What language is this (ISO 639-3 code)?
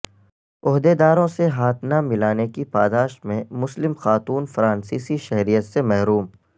urd